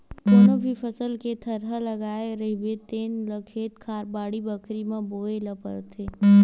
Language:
Chhattisgarhi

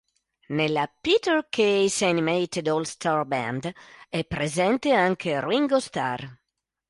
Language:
Italian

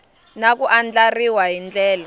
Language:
Tsonga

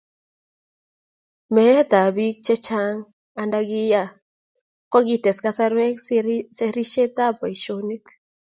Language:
Kalenjin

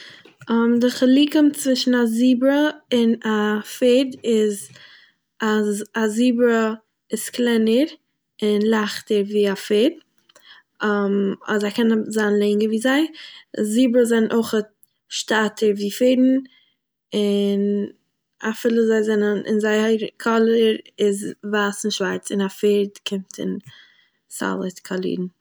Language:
Yiddish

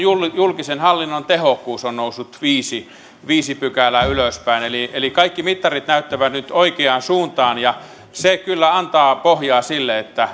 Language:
Finnish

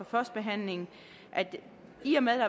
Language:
Danish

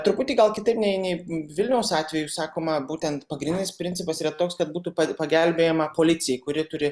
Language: Lithuanian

